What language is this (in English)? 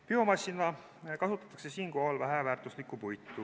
Estonian